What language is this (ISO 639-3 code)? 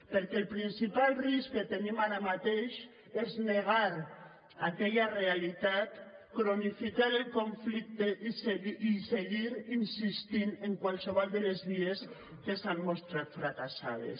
cat